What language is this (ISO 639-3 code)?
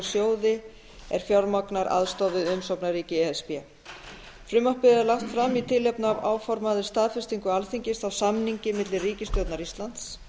isl